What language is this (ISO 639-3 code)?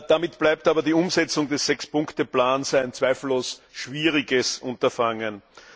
deu